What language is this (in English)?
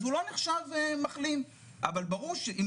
Hebrew